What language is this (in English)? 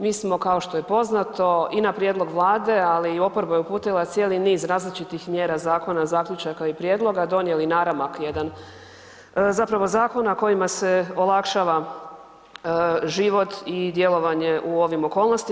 Croatian